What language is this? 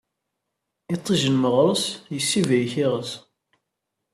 Kabyle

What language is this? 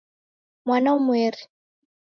Taita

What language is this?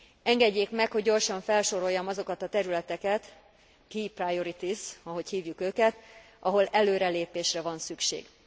Hungarian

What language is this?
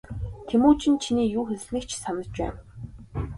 Mongolian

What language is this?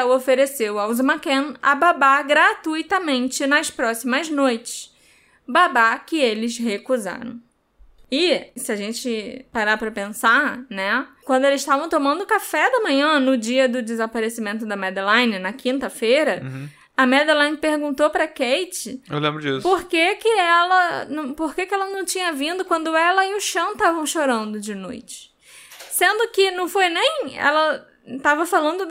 Portuguese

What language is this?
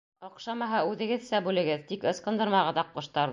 Bashkir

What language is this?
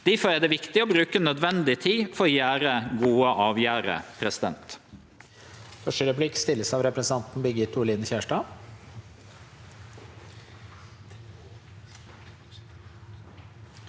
Norwegian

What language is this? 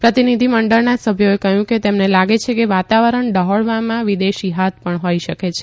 Gujarati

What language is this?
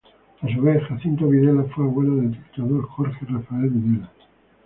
Spanish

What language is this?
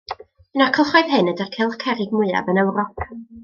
Welsh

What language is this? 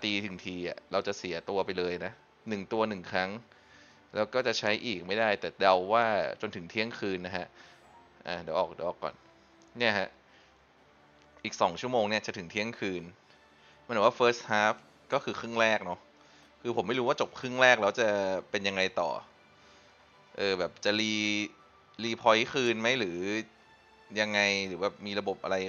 Thai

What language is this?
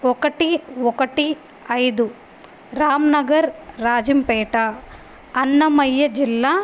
Telugu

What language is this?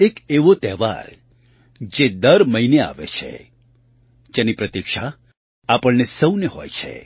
Gujarati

